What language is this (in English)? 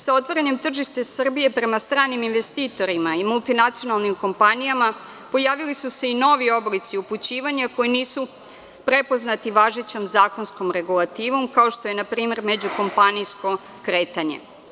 Serbian